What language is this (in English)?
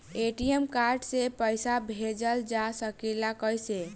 Bhojpuri